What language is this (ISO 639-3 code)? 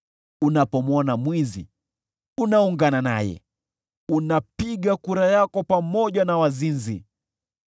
swa